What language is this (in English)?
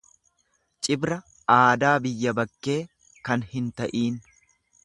Oromo